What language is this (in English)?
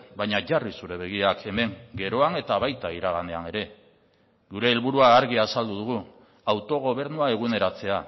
Basque